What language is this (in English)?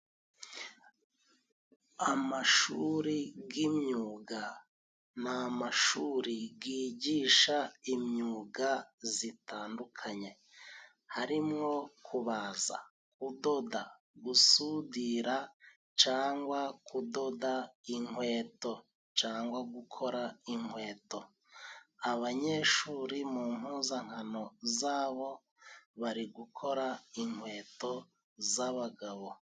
Kinyarwanda